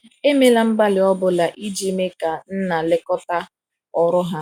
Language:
Igbo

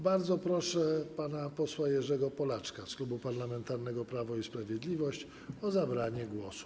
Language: Polish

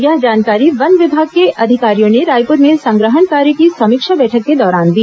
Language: Hindi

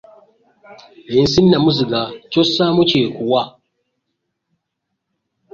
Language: Ganda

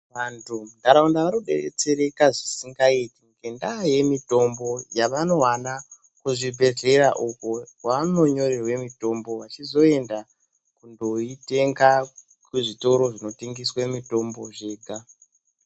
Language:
Ndau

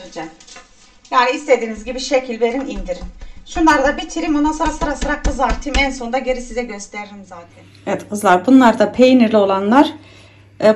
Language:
Turkish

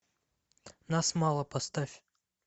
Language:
Russian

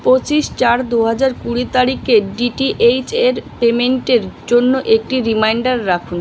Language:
Bangla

